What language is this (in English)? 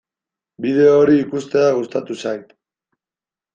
Basque